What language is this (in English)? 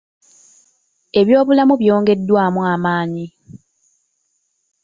Ganda